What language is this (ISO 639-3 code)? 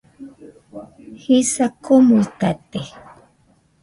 hux